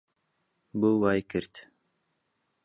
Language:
Central Kurdish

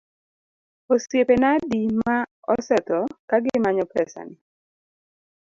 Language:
Luo (Kenya and Tanzania)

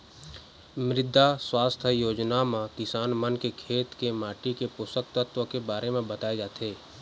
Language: Chhattisgarhi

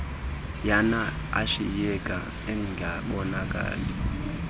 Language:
Xhosa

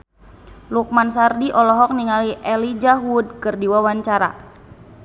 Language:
Sundanese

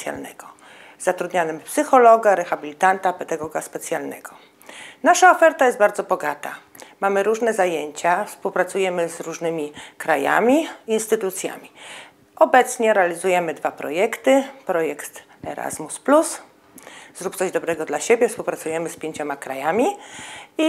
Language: Polish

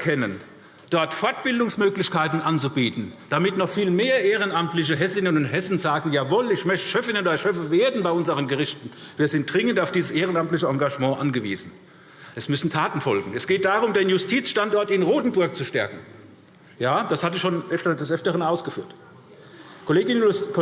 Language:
German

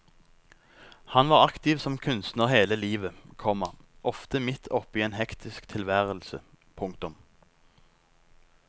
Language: Norwegian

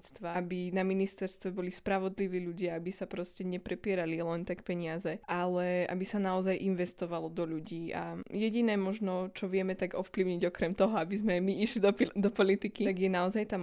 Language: Slovak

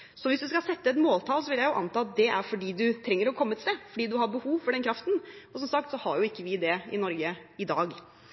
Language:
Norwegian Bokmål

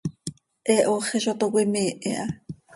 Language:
Seri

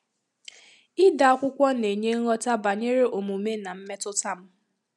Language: Igbo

